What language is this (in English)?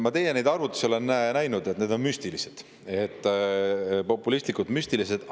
Estonian